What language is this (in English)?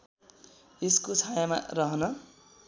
Nepali